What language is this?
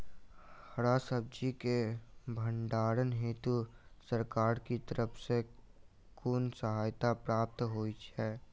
Maithili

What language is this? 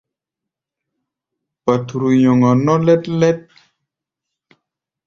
Gbaya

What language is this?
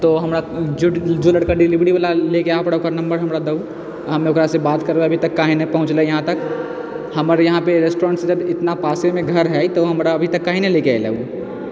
Maithili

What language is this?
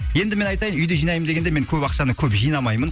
Kazakh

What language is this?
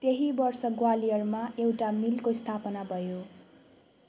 Nepali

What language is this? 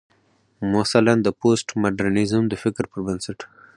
Pashto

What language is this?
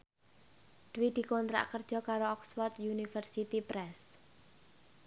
Javanese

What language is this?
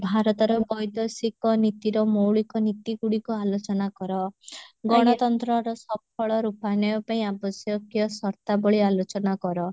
Odia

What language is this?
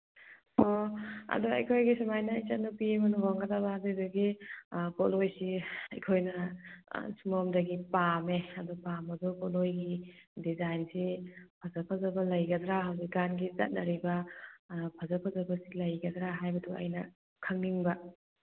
Manipuri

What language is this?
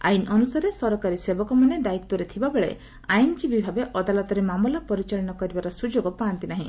Odia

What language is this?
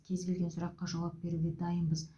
Kazakh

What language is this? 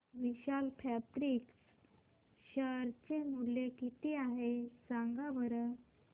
Marathi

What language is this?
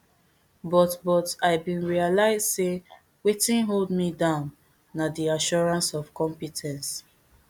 Nigerian Pidgin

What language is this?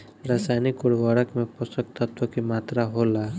Bhojpuri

